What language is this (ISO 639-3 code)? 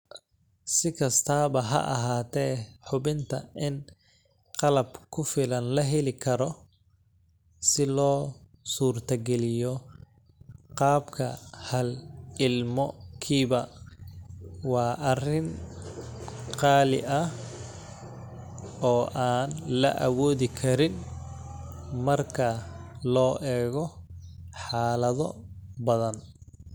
som